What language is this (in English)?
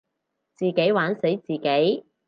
Cantonese